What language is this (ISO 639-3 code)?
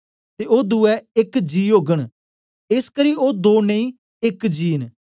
doi